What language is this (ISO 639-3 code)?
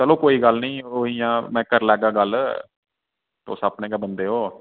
doi